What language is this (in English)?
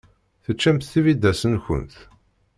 Kabyle